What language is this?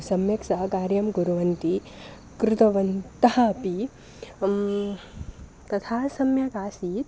Sanskrit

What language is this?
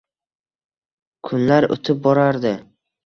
Uzbek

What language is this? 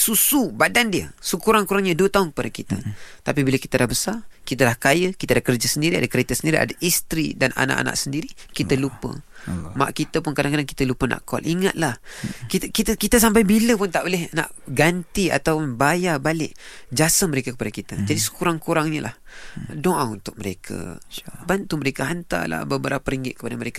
Malay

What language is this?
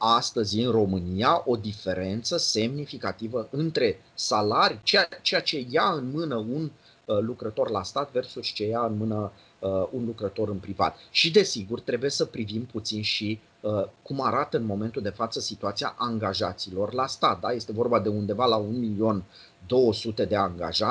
Romanian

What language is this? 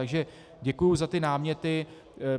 Czech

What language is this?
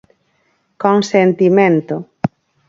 Galician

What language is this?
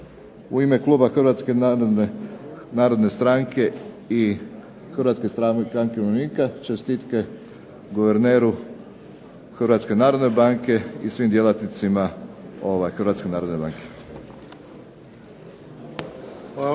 Croatian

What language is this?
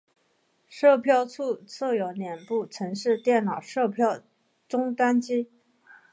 Chinese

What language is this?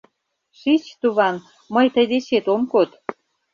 Mari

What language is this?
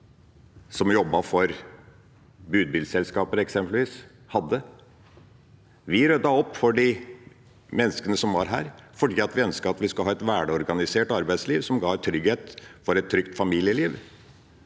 Norwegian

